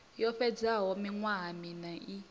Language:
Venda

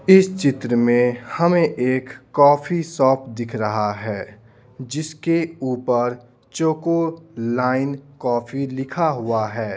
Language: Hindi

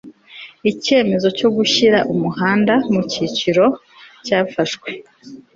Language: Kinyarwanda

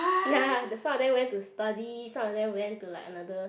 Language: English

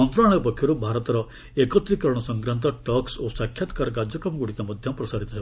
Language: Odia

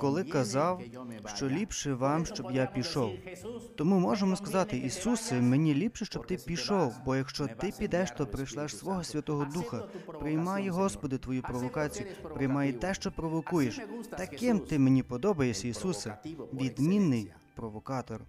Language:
Ukrainian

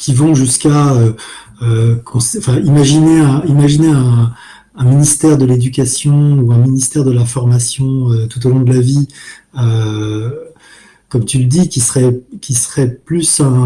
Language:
French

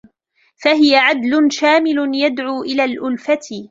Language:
Arabic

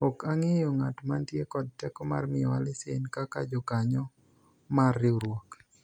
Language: Luo (Kenya and Tanzania)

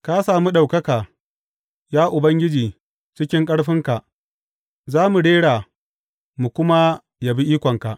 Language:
Hausa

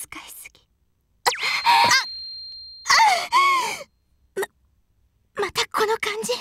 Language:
Japanese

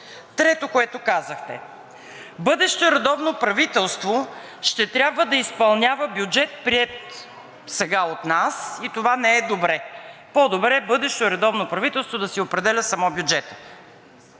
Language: Bulgarian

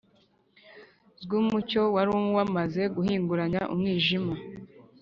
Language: Kinyarwanda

